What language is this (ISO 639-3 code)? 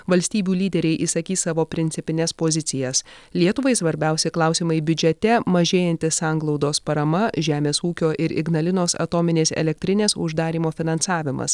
lit